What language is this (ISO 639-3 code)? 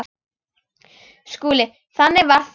isl